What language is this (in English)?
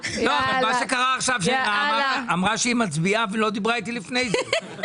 Hebrew